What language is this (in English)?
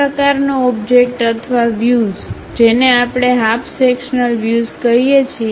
Gujarati